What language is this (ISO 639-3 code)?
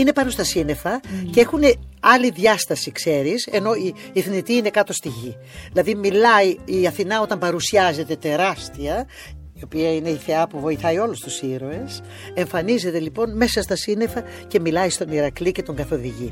ell